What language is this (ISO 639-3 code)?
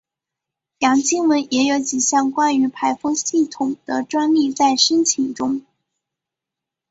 zho